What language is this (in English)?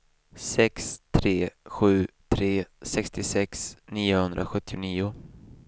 Swedish